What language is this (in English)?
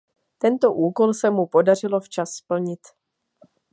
Czech